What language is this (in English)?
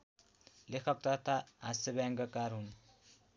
Nepali